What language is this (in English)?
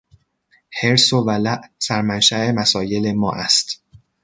Persian